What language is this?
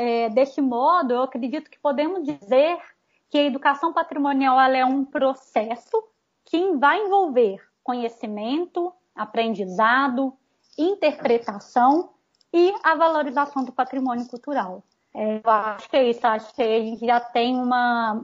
Portuguese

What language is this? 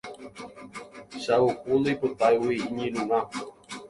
Guarani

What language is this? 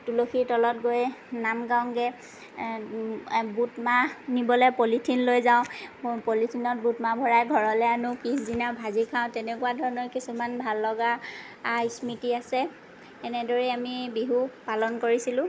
Assamese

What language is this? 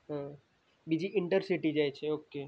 Gujarati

